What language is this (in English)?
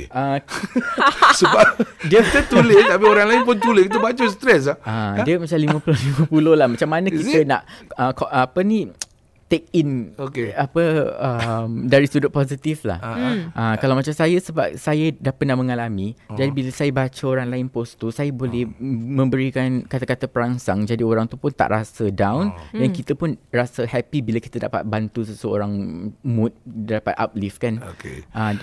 Malay